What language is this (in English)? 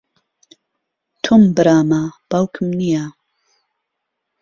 Central Kurdish